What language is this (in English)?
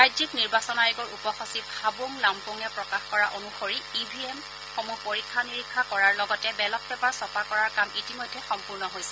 Assamese